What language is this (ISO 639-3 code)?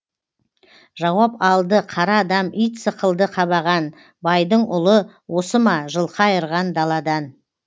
kaz